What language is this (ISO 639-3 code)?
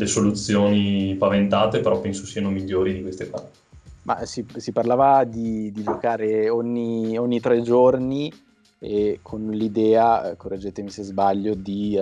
ita